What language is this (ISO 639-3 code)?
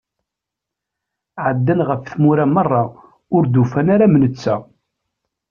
kab